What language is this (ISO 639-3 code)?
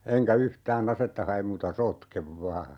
fin